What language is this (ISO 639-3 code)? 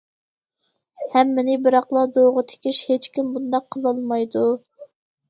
uig